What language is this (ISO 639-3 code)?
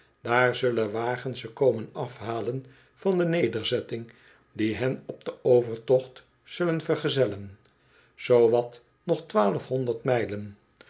nld